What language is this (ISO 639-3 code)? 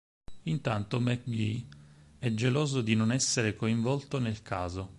ita